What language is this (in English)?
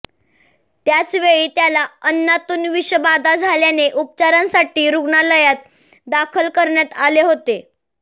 Marathi